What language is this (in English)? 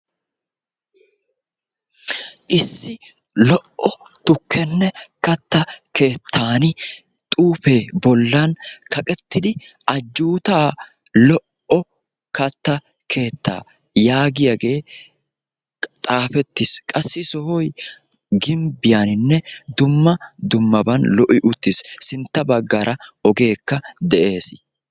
Wolaytta